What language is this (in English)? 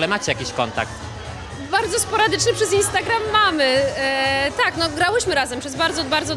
Polish